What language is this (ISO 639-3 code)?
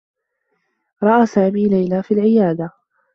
ara